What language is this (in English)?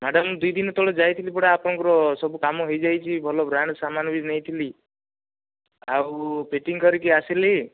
Odia